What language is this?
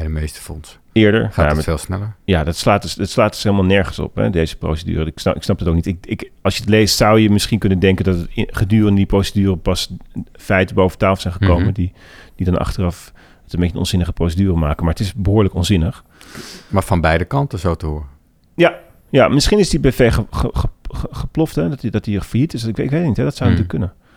Dutch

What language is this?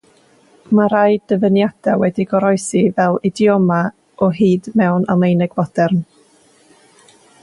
Welsh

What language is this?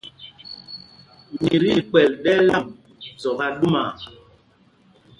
Mpumpong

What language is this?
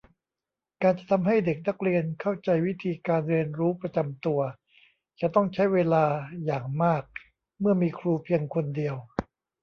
Thai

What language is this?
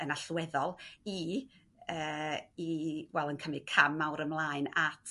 Welsh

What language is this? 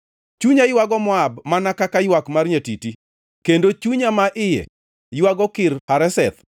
Luo (Kenya and Tanzania)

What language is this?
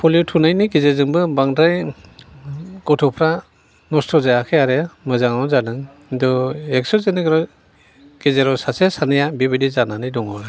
Bodo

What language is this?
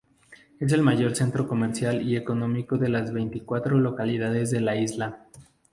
Spanish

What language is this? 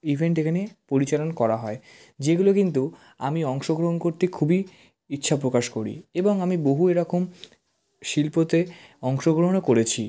Bangla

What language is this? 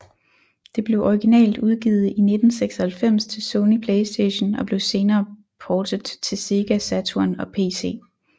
Danish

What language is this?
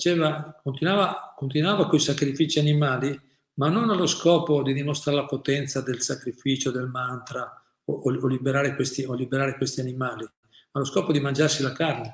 Italian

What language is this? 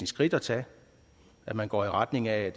Danish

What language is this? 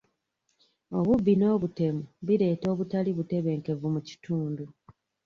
Ganda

